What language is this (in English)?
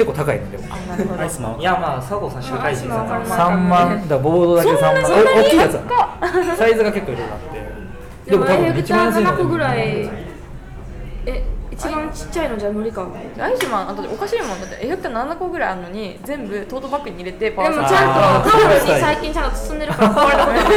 Japanese